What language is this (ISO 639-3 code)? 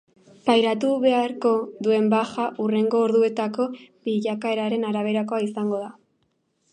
eus